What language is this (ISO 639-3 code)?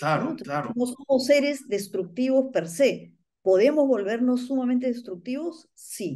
spa